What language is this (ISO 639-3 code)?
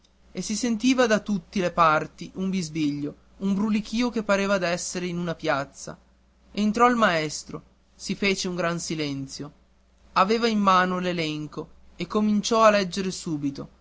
ita